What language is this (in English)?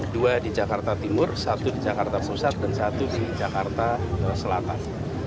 Indonesian